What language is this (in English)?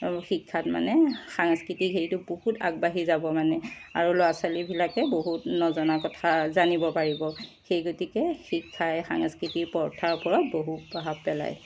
Assamese